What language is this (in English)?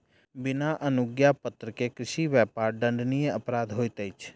Maithili